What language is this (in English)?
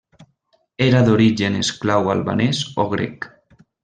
Catalan